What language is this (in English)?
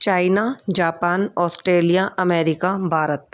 Sindhi